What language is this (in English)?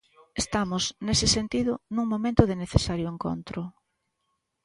Galician